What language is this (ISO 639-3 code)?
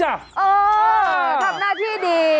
tha